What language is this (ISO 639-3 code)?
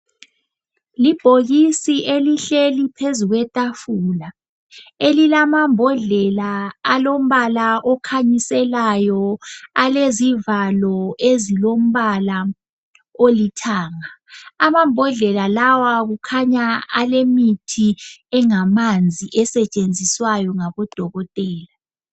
nde